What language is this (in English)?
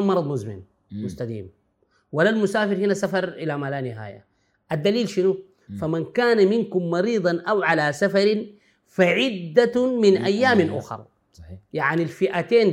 Arabic